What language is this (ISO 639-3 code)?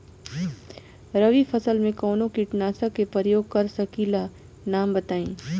bho